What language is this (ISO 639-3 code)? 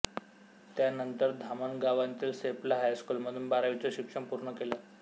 mar